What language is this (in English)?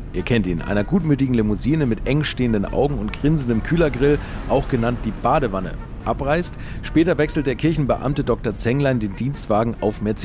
German